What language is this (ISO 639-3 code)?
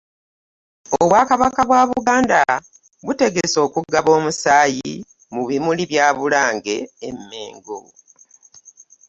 lug